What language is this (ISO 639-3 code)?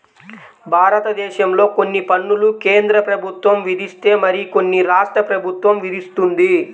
tel